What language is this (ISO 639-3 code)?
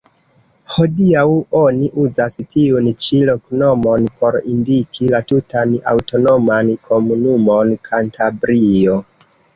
epo